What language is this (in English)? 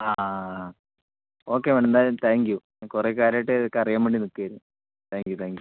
Malayalam